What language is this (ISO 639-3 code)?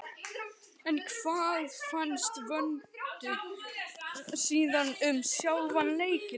isl